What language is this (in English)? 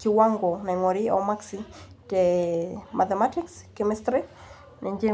Masai